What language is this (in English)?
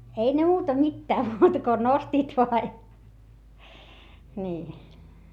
Finnish